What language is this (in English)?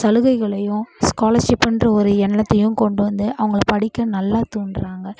Tamil